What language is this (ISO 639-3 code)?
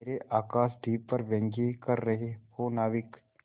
hin